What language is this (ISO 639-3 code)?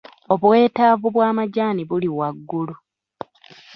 lug